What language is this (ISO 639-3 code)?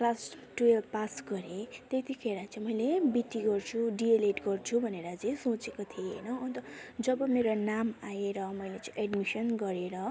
nep